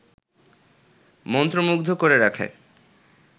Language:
Bangla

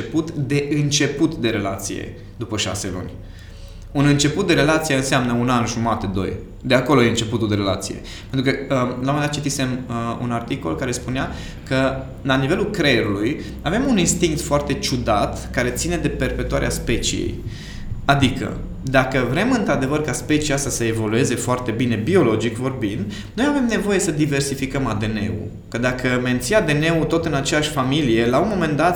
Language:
Romanian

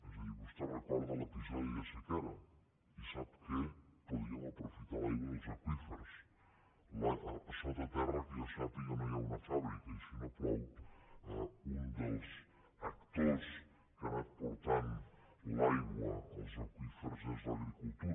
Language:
Catalan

